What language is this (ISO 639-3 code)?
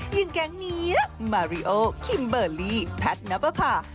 tha